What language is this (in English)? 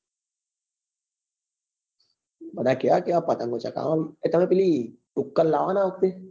Gujarati